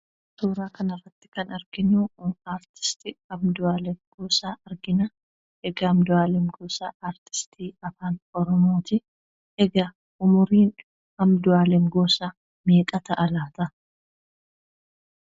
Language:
Oromo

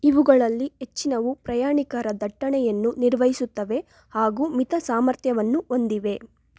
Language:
Kannada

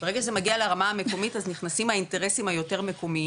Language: Hebrew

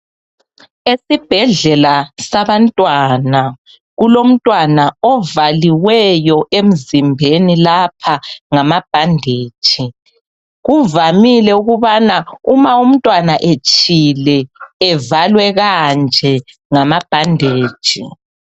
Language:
North Ndebele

